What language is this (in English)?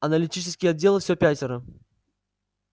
Russian